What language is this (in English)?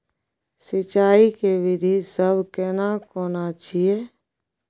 Maithili